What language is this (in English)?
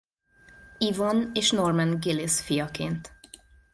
Hungarian